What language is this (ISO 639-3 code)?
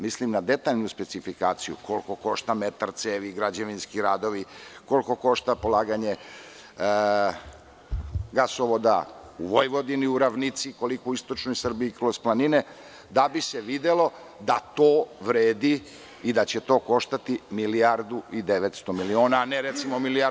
srp